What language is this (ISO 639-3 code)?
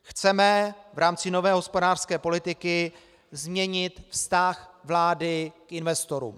ces